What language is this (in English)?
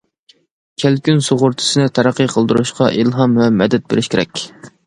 Uyghur